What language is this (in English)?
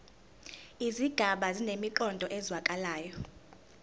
Zulu